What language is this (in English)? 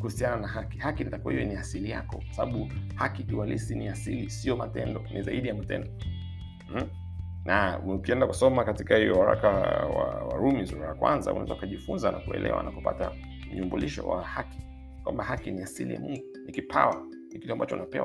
Swahili